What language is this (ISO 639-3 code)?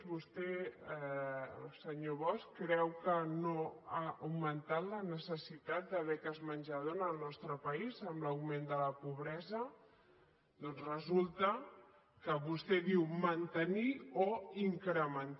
cat